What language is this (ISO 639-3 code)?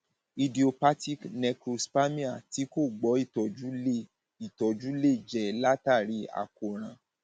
yor